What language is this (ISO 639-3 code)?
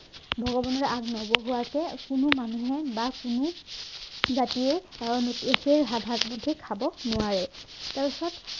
asm